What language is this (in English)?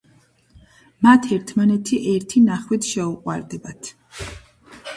Georgian